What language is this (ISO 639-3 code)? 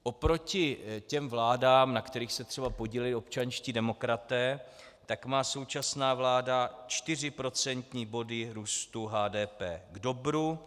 ces